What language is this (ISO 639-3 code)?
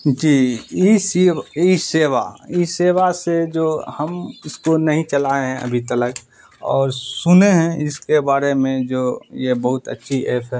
urd